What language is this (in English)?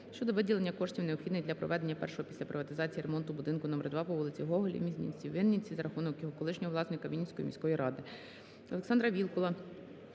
Ukrainian